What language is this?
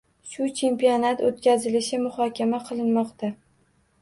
Uzbek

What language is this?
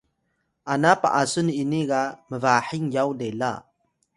Atayal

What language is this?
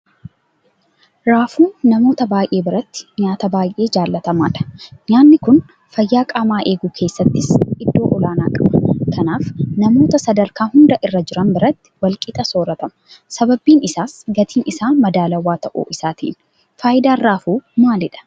Oromo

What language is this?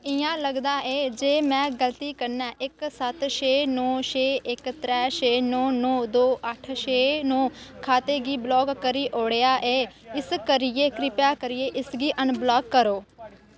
Dogri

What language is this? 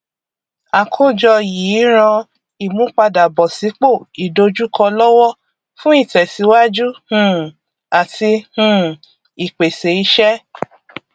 Yoruba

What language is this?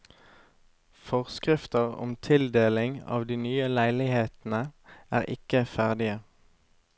Norwegian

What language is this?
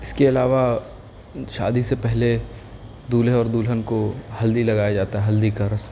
Urdu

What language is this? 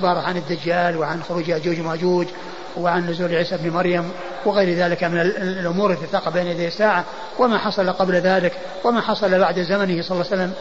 Arabic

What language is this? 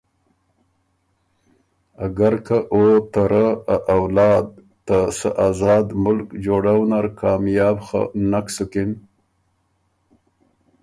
Ormuri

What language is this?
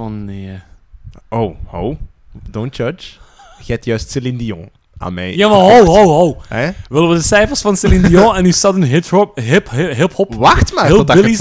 Dutch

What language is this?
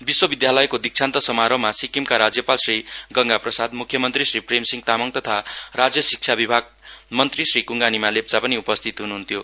Nepali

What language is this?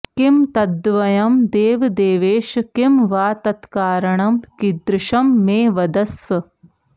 Sanskrit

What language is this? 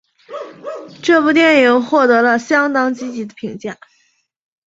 Chinese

